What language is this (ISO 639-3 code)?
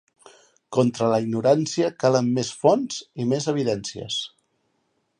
cat